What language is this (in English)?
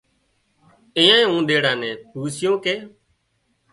Wadiyara Koli